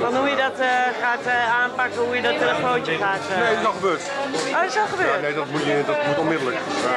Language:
Dutch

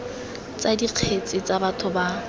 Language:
Tswana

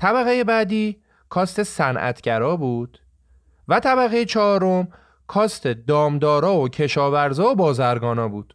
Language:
Persian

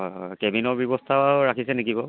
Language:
Assamese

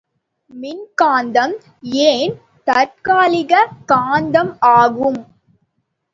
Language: Tamil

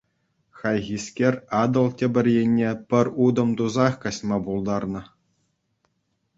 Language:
Chuvash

